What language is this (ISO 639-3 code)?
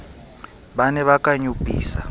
sot